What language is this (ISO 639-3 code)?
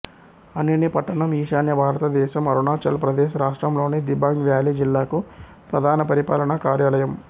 tel